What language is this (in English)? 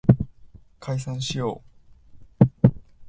Japanese